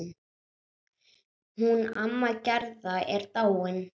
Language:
Icelandic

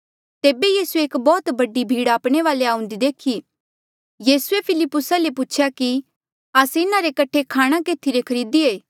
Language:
Mandeali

